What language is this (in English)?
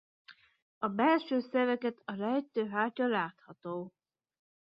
Hungarian